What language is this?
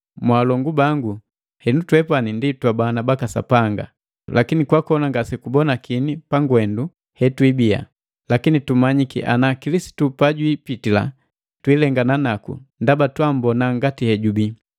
Matengo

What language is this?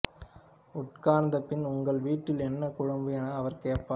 Tamil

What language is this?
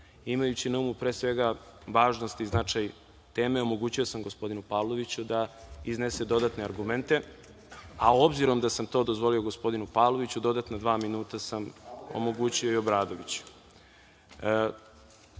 Serbian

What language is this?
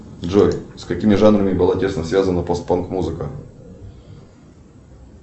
Russian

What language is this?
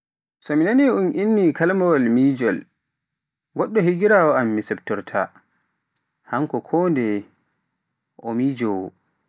Pular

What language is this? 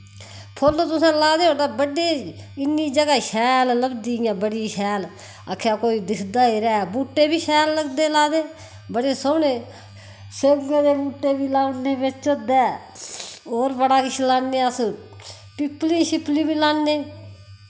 Dogri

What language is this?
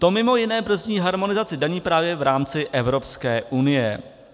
Czech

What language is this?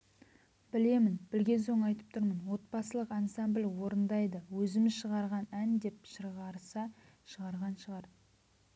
Kazakh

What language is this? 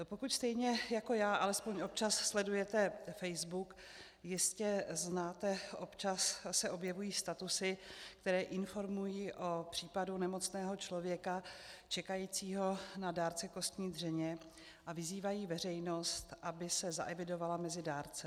Czech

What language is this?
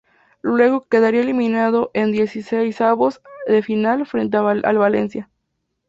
Spanish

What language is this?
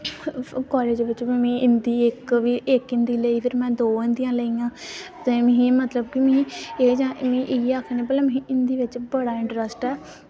Dogri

